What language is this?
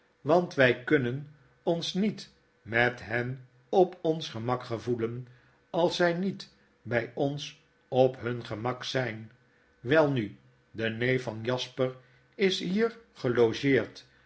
Dutch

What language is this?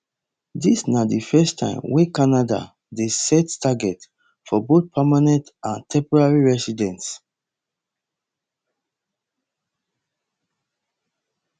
Nigerian Pidgin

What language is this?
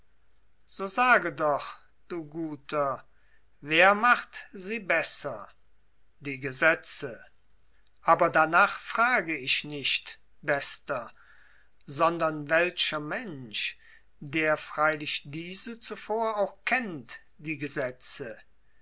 German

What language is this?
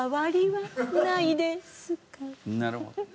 Japanese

